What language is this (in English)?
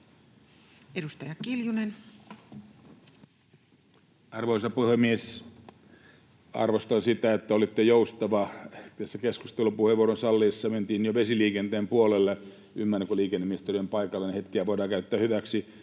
Finnish